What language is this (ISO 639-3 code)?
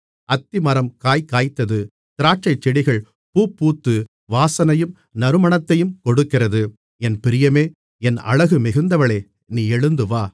tam